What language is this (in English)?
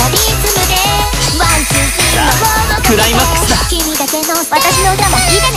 Thai